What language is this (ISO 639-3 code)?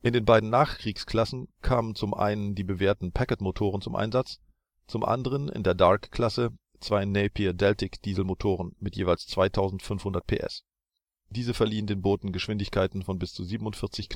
deu